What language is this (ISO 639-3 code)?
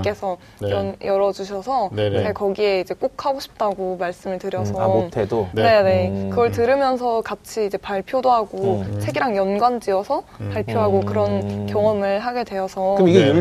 kor